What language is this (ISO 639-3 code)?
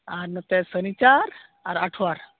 sat